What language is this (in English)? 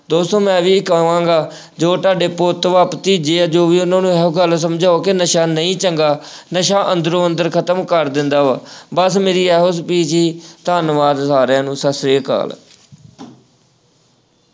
Punjabi